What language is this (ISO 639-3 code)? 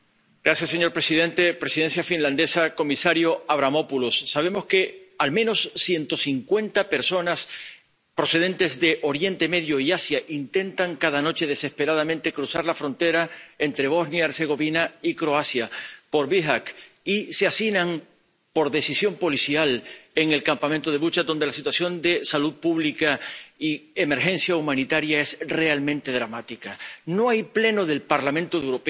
spa